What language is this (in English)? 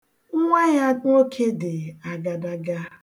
Igbo